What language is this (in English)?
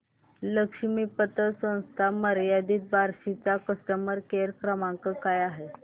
Marathi